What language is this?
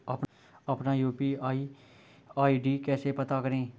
Hindi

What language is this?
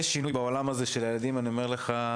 Hebrew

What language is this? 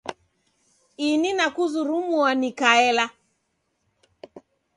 Taita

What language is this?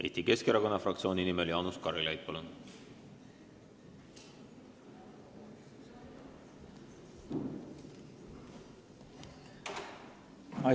Estonian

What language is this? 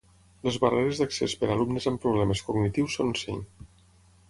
Catalan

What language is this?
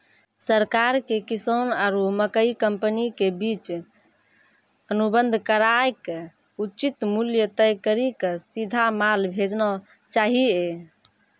Maithili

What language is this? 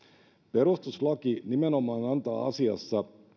Finnish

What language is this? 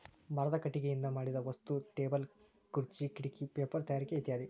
Kannada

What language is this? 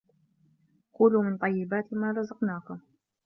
Arabic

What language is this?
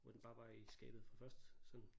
Danish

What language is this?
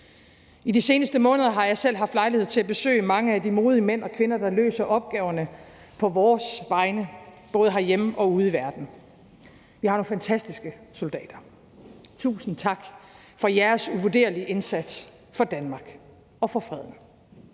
Danish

